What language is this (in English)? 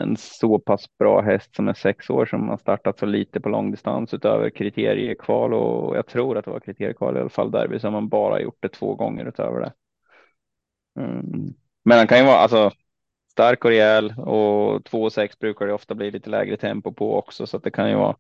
Swedish